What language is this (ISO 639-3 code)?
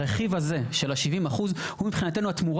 heb